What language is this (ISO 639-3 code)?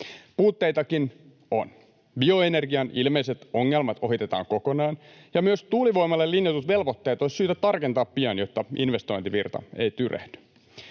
fin